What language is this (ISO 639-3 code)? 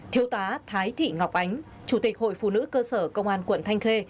vie